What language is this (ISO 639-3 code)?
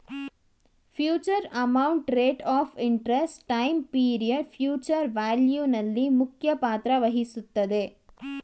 kan